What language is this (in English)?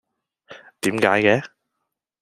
Cantonese